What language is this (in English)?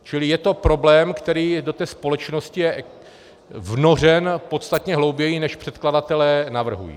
Czech